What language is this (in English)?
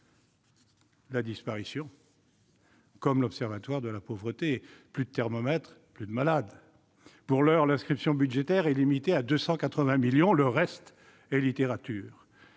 French